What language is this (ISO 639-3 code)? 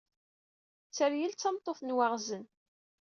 kab